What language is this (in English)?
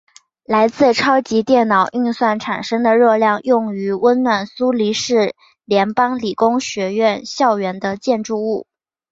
Chinese